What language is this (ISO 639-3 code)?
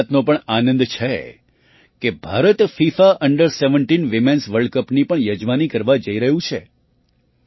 guj